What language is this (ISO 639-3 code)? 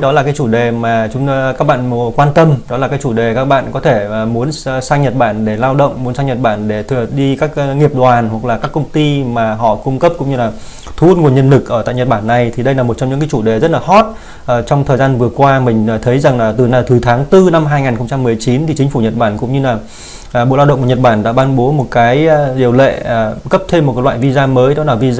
vie